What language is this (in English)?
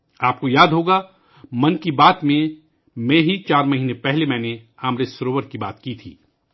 Urdu